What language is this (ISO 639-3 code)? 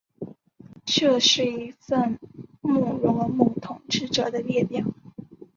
zho